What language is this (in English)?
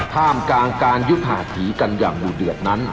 Thai